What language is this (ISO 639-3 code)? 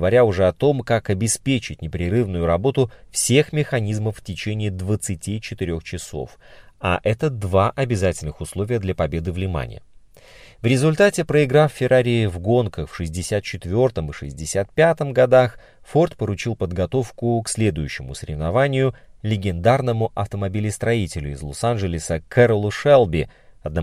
rus